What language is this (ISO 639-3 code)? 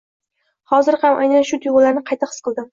uzb